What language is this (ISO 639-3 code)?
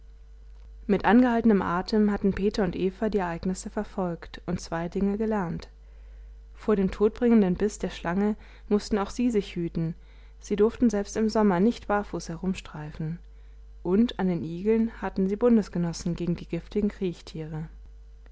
deu